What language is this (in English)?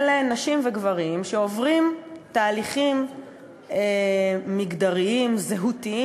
Hebrew